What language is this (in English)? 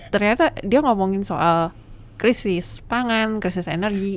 Indonesian